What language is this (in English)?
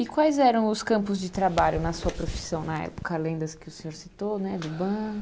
Portuguese